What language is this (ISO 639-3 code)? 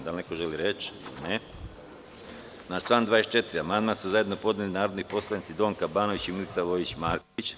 srp